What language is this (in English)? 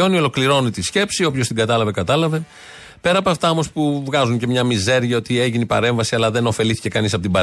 Greek